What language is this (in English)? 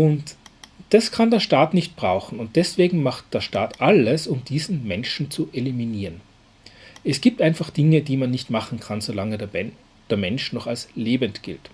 German